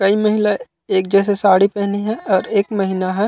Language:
Chhattisgarhi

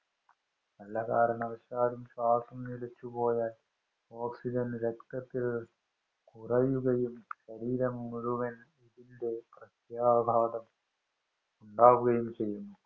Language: Malayalam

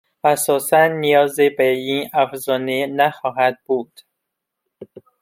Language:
Persian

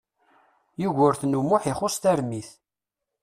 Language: Kabyle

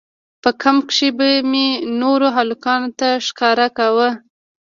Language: Pashto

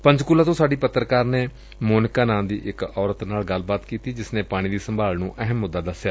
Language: Punjabi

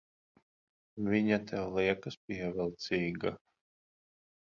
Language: Latvian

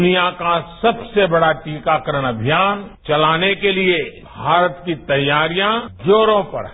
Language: Hindi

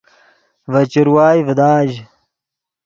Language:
Yidgha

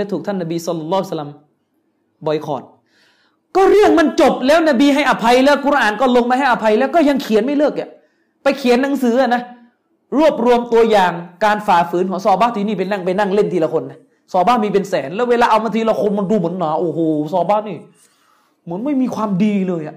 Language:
Thai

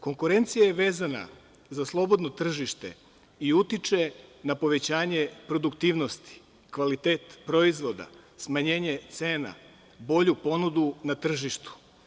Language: Serbian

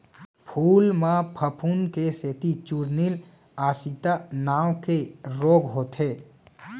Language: Chhattisgarhi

